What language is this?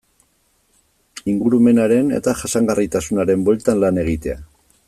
Basque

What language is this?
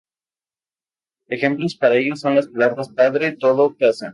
Spanish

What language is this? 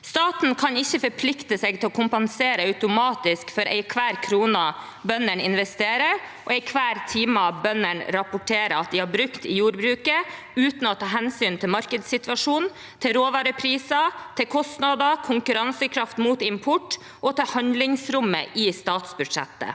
Norwegian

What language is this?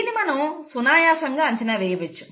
Telugu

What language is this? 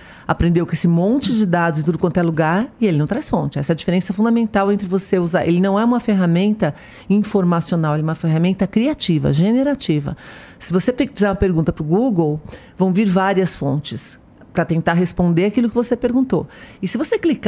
Portuguese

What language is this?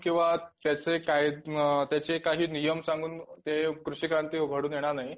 Marathi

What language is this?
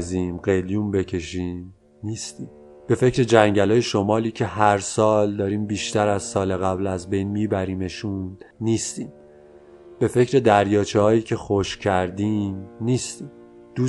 Persian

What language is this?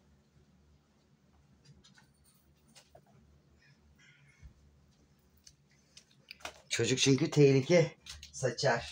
Turkish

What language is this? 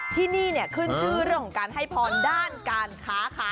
Thai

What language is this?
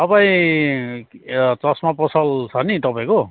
Nepali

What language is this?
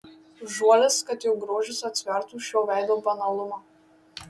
Lithuanian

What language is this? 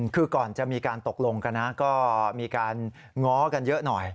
Thai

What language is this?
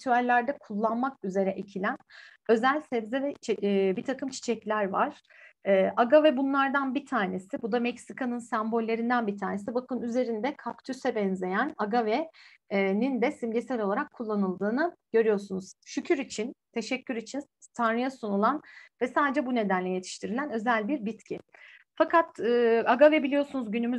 Turkish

